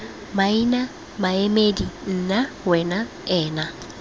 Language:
Tswana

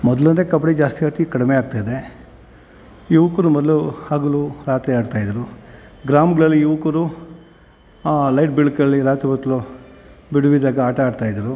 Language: Kannada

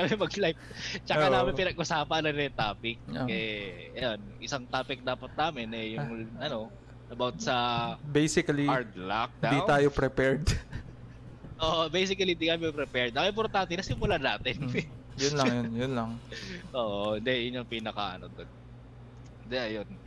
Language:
Filipino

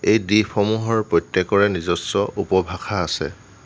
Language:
Assamese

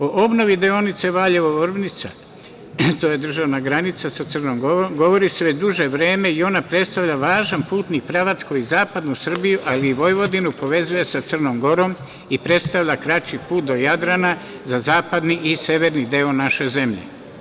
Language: Serbian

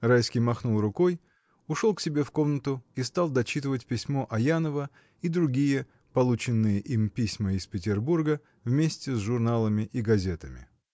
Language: Russian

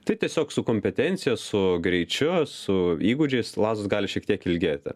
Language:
Lithuanian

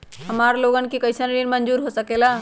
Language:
Magahi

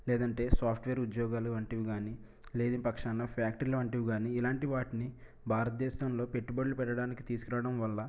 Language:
Telugu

